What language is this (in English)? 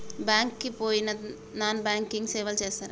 Telugu